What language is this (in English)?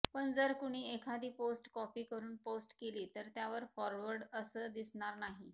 Marathi